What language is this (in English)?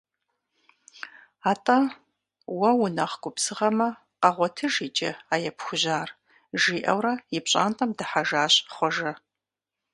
Kabardian